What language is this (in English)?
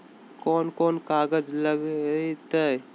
Magahi